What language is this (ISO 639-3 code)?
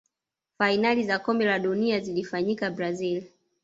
swa